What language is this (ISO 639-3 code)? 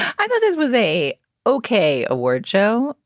eng